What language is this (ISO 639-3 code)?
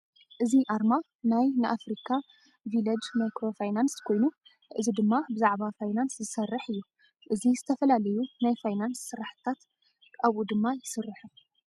tir